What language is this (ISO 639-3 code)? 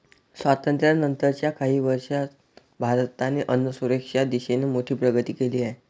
mar